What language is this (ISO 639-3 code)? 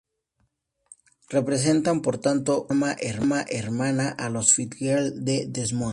spa